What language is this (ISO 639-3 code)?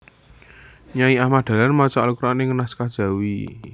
jav